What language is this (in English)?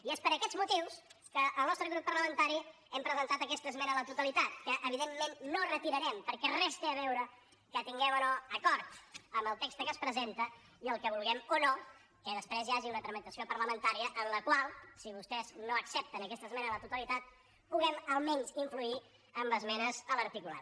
Catalan